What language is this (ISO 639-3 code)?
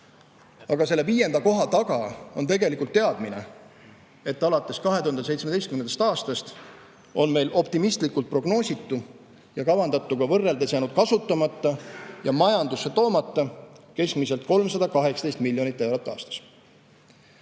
est